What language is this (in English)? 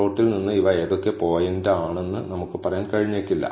Malayalam